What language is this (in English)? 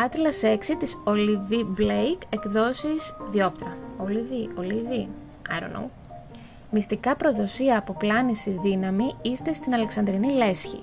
Greek